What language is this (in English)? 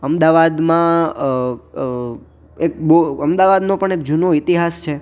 Gujarati